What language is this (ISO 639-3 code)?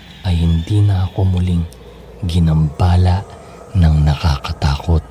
fil